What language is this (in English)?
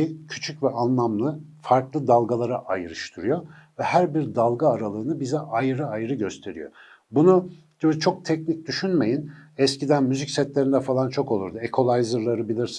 Turkish